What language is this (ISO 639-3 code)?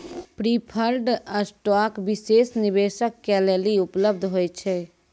mai